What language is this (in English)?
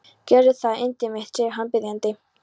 Icelandic